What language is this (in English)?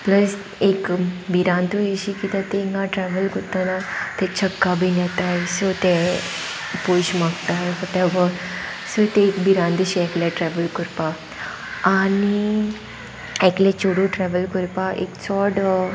Konkani